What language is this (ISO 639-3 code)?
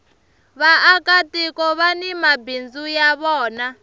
tso